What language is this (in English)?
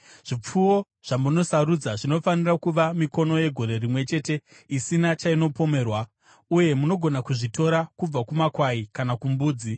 Shona